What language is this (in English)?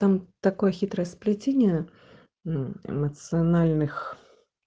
Russian